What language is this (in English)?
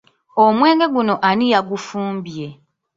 Ganda